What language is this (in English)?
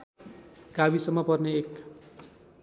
Nepali